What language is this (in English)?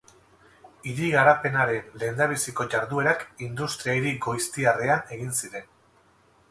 Basque